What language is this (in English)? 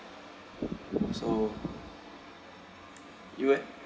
English